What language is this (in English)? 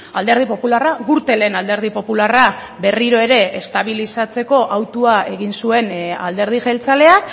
Basque